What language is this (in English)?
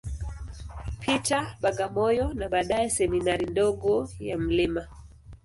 Swahili